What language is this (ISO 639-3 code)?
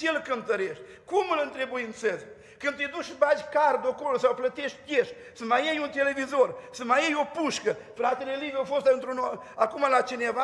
ron